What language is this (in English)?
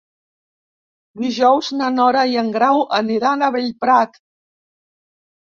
Catalan